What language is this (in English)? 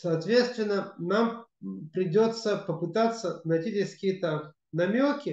Russian